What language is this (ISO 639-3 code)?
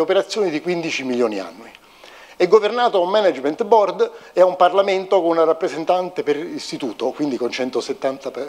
ita